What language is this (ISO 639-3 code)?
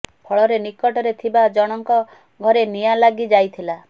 ori